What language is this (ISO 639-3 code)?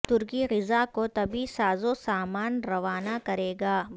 urd